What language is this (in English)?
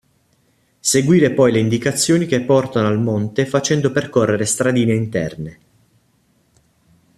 Italian